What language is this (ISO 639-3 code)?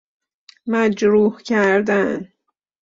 fas